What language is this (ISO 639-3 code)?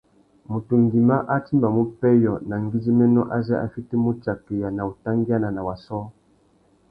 bag